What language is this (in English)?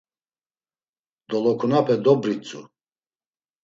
Laz